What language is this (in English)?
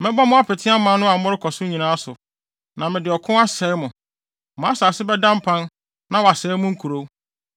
Akan